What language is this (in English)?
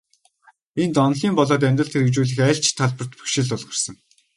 Mongolian